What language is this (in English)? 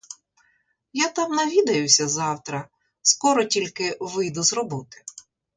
Ukrainian